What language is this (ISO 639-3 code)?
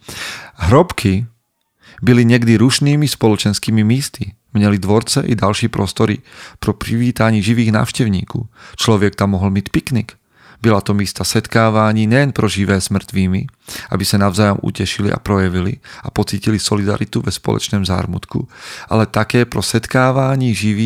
slk